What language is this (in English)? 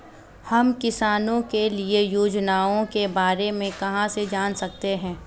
Hindi